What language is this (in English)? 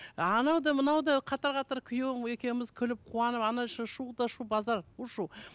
Kazakh